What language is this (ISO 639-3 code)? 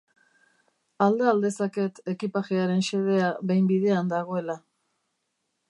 eus